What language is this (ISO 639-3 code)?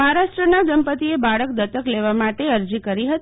guj